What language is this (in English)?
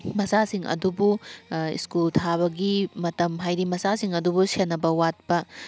Manipuri